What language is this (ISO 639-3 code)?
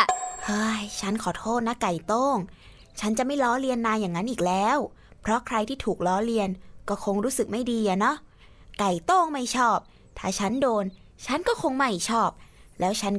tha